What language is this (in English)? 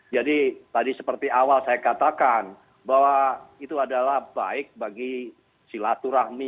Indonesian